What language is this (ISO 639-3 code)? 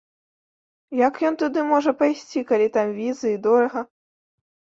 bel